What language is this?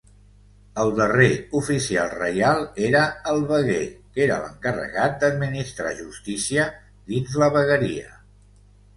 Catalan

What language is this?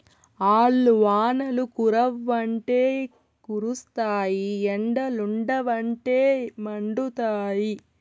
Telugu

